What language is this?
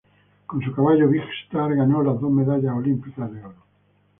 Spanish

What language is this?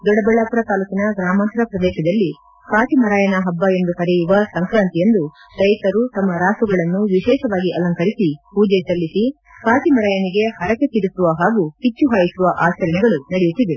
Kannada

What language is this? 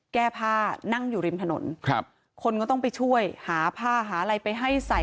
Thai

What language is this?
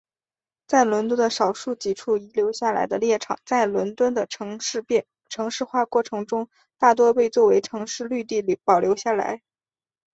Chinese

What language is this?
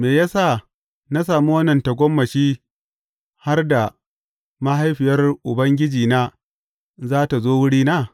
Hausa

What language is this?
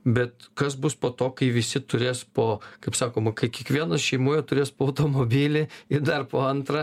Lithuanian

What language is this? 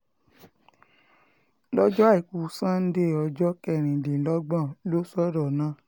Yoruba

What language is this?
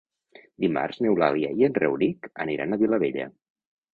Catalan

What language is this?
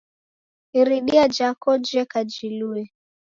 Taita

